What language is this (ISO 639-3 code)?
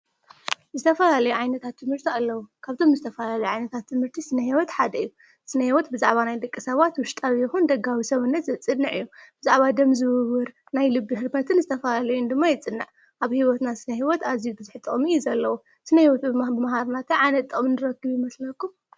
tir